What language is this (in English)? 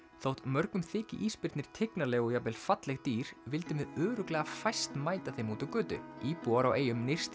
Icelandic